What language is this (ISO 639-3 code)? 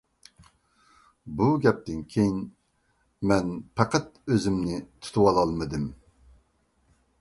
uig